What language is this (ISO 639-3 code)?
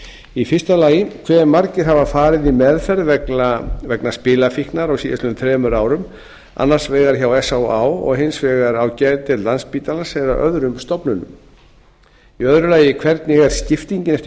isl